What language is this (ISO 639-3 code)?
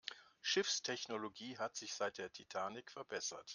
deu